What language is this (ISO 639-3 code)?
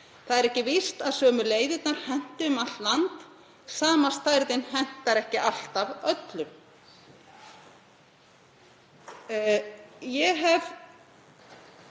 isl